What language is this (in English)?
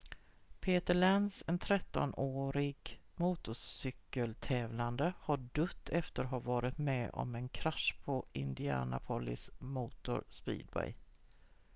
Swedish